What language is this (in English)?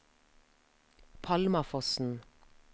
Norwegian